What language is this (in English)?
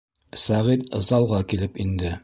Bashkir